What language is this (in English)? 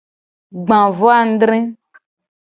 Gen